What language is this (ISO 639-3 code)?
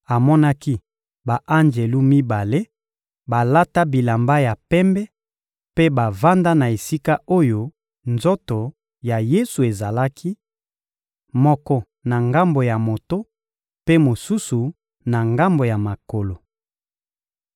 lin